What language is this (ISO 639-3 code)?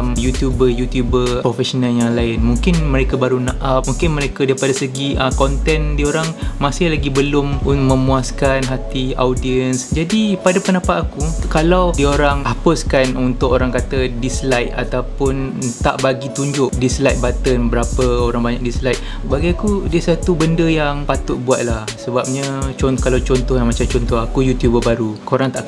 msa